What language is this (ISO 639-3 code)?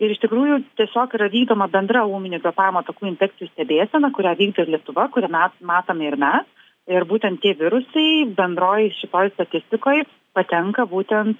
lit